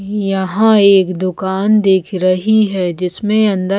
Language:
Hindi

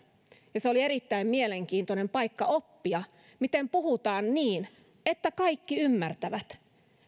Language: Finnish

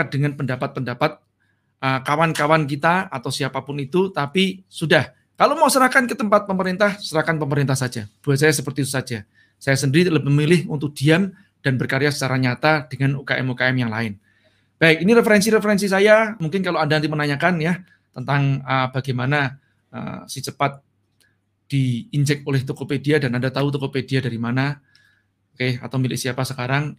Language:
Indonesian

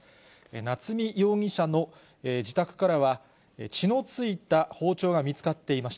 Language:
Japanese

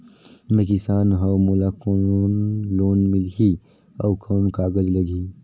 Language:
Chhattisgarhi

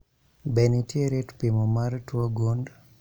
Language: Luo (Kenya and Tanzania)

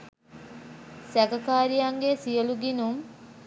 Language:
Sinhala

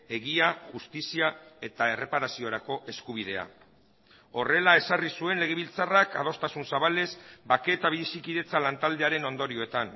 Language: Basque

